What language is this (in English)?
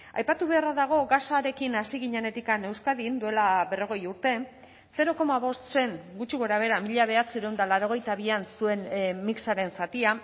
Basque